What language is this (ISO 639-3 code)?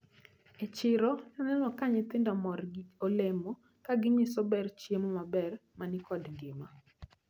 luo